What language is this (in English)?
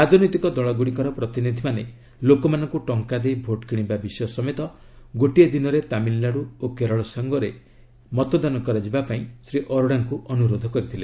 Odia